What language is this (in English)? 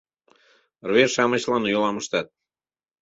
Mari